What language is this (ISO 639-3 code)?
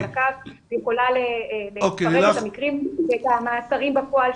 heb